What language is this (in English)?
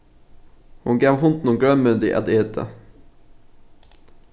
Faroese